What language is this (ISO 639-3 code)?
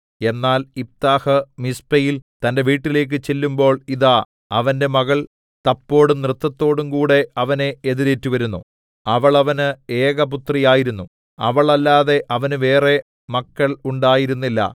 mal